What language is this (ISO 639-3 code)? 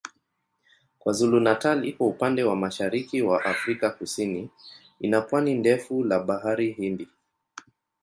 swa